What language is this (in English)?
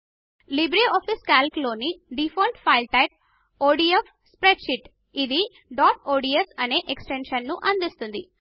Telugu